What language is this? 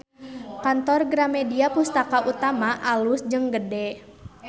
Sundanese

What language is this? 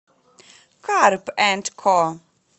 Russian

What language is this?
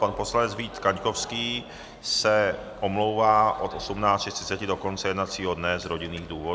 Czech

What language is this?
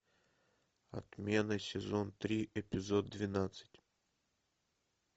Russian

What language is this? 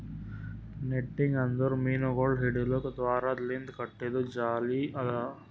Kannada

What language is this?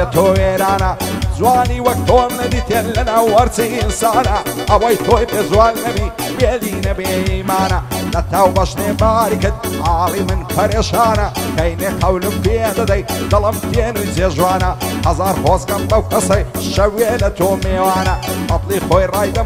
Romanian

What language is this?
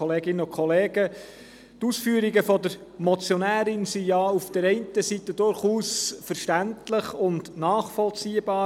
Swiss German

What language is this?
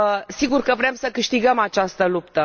Romanian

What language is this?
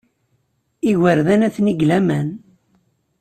Kabyle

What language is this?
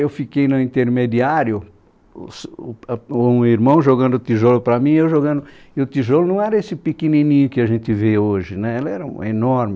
Portuguese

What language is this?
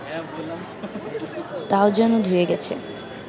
Bangla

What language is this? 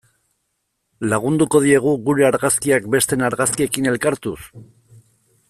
Basque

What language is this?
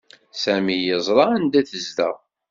Kabyle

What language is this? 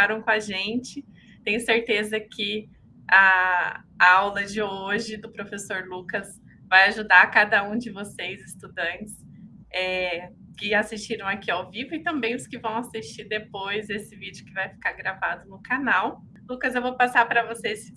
Portuguese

